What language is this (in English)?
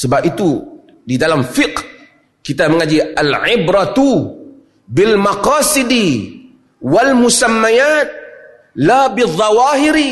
Malay